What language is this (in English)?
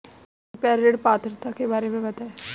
Hindi